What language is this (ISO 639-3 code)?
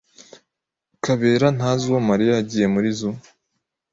kin